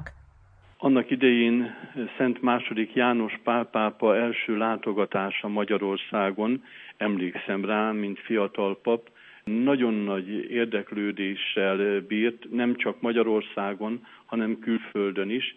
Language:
Hungarian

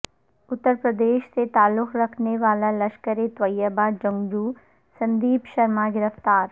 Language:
Urdu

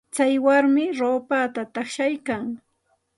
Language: Santa Ana de Tusi Pasco Quechua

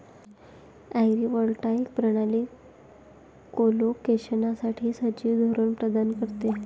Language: Marathi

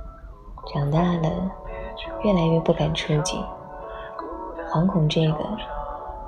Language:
Chinese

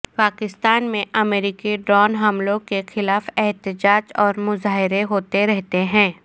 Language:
Urdu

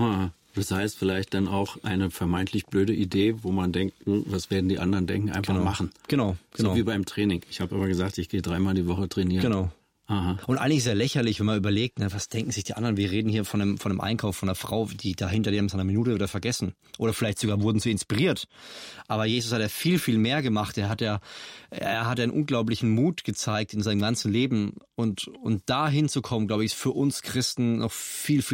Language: German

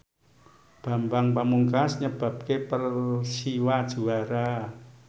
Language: Javanese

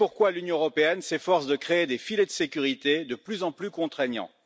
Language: French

